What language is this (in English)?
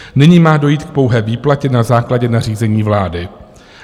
Czech